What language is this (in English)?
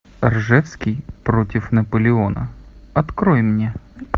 Russian